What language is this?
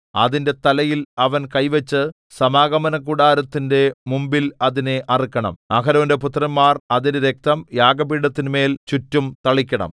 Malayalam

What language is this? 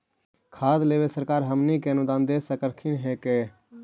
Magahi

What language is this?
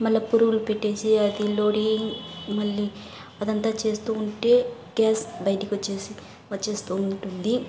Telugu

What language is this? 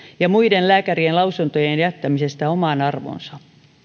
Finnish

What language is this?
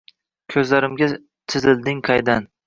Uzbek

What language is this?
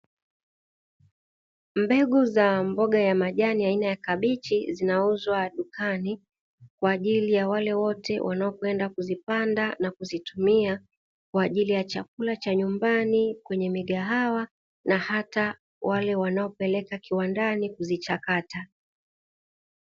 Swahili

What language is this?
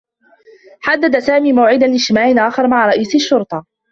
Arabic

